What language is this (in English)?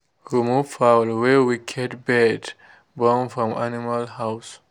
Nigerian Pidgin